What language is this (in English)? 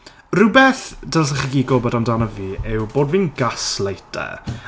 Welsh